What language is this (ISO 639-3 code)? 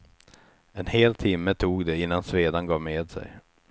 swe